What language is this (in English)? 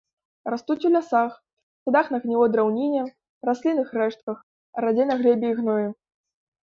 Belarusian